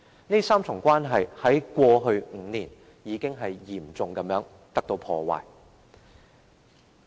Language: Cantonese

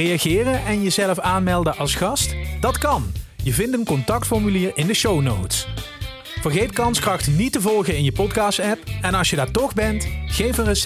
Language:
Dutch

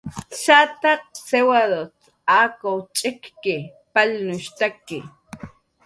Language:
Jaqaru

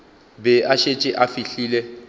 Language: Northern Sotho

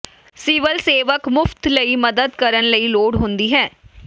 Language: Punjabi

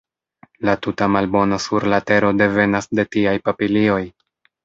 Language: Esperanto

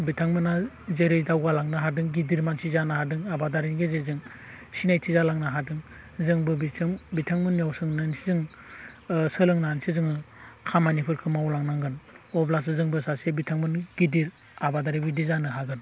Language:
Bodo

